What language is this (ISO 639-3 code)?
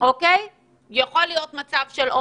heb